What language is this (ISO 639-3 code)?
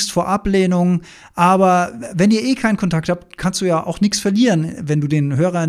deu